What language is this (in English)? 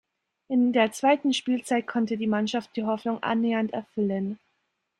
German